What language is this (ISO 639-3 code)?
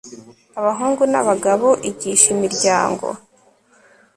kin